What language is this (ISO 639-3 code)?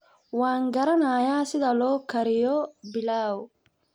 som